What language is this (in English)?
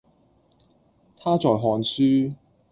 Cantonese